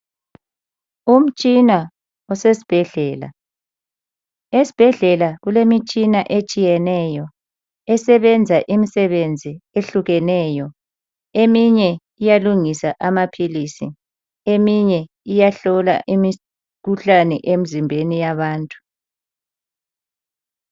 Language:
North Ndebele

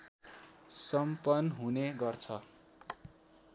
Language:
Nepali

